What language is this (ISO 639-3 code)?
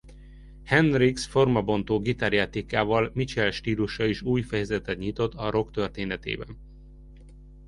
hun